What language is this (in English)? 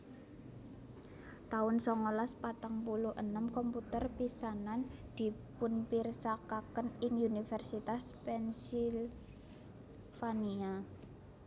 Javanese